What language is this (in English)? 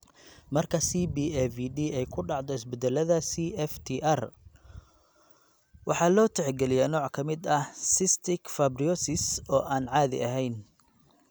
Somali